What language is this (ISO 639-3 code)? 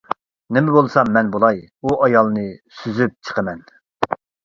uig